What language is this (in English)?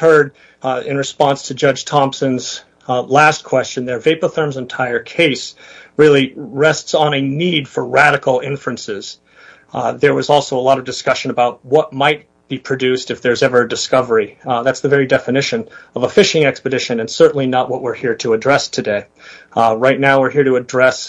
English